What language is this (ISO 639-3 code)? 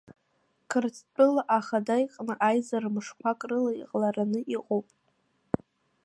abk